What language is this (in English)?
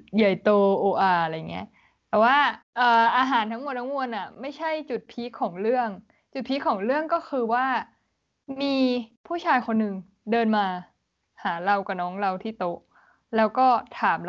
Thai